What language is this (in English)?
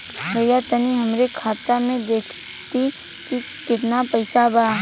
Bhojpuri